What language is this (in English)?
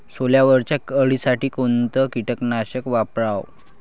Marathi